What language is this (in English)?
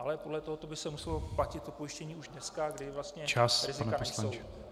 Czech